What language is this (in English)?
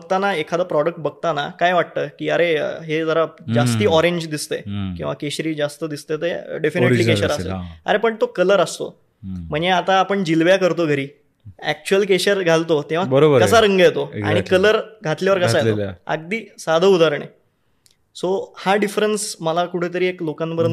Marathi